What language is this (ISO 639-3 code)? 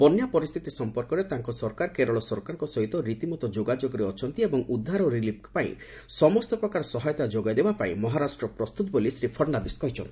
ori